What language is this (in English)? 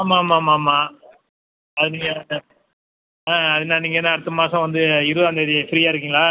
Tamil